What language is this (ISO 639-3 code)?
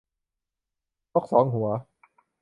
tha